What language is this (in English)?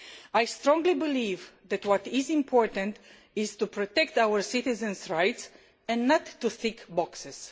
English